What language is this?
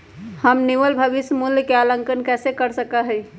Magahi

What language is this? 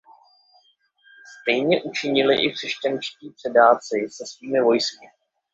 Czech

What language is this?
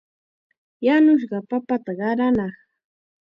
Chiquián Ancash Quechua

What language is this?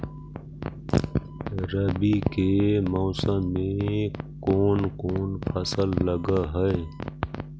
Magahi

